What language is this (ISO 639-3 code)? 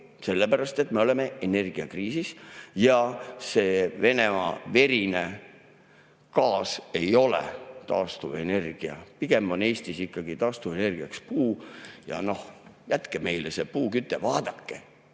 est